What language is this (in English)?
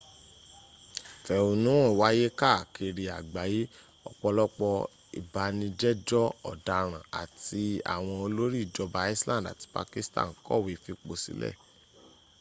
Yoruba